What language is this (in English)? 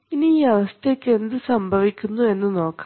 Malayalam